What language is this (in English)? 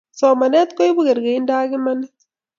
Kalenjin